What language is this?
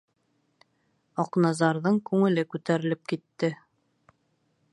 Bashkir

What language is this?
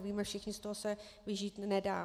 Czech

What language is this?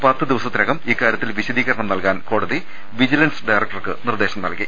Malayalam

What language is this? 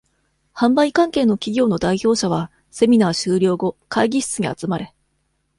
Japanese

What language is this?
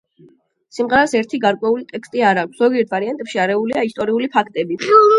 Georgian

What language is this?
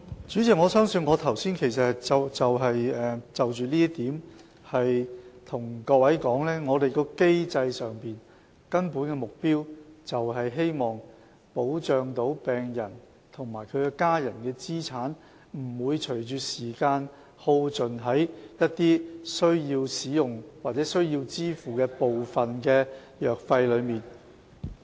Cantonese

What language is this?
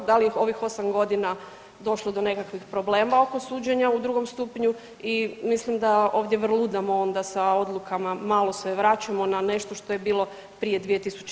Croatian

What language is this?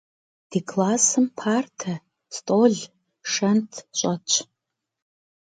Kabardian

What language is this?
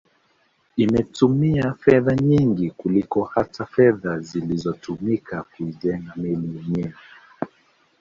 Swahili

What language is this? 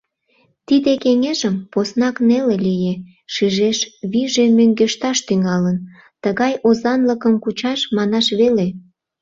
Mari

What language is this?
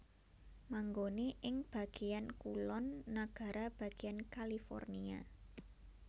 Javanese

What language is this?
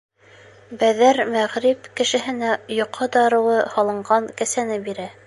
Bashkir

